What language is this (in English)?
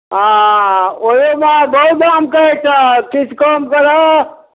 Maithili